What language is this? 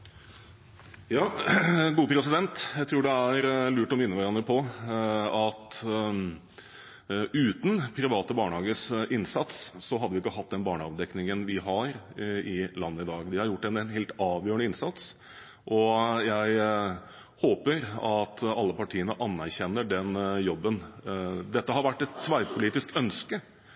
Norwegian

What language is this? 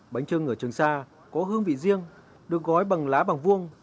Vietnamese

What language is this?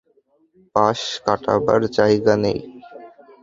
Bangla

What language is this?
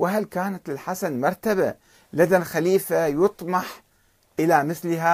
Arabic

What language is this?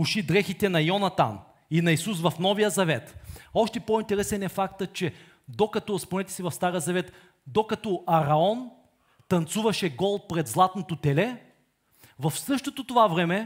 Bulgarian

